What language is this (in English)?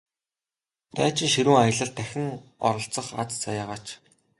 Mongolian